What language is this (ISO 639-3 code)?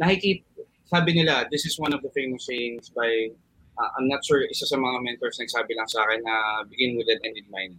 fil